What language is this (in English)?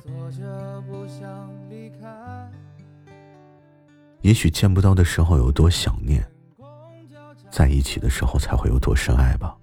Chinese